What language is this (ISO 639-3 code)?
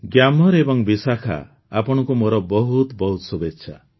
ori